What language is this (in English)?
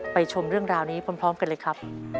Thai